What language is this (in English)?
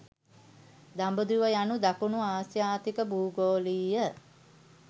Sinhala